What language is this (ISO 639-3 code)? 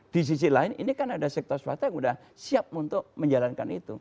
ind